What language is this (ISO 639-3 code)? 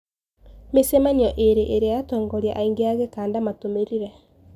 kik